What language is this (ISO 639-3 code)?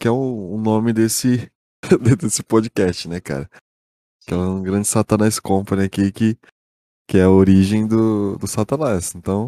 por